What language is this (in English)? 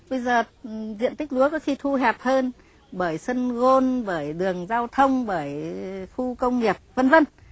Vietnamese